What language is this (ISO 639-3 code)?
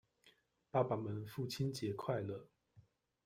zho